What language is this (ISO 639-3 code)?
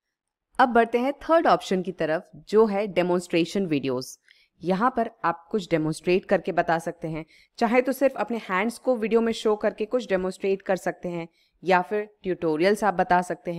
hin